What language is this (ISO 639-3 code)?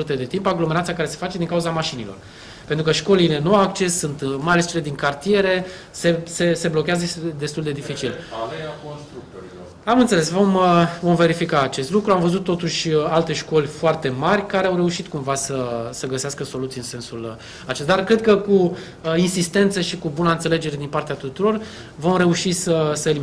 ron